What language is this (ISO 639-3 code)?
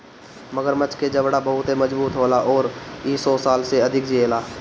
bho